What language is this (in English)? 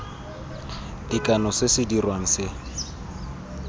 Tswana